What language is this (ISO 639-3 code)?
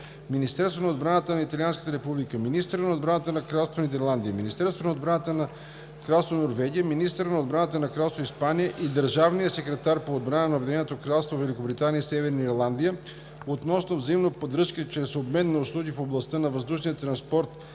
bul